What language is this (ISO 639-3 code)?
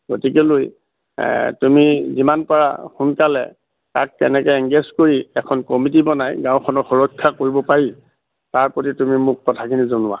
asm